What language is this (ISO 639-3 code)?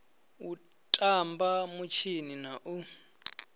ven